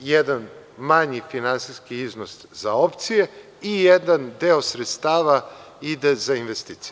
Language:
Serbian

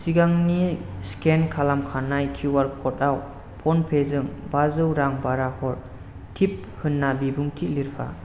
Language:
Bodo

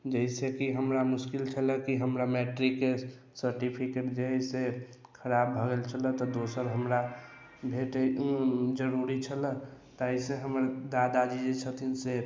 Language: Maithili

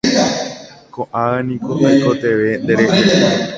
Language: Guarani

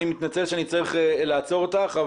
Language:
Hebrew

